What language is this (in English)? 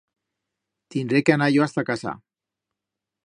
Aragonese